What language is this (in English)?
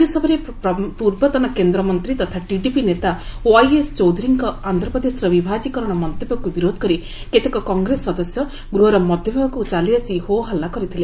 Odia